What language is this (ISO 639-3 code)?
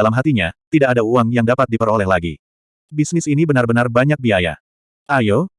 ind